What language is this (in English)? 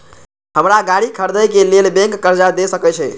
Maithili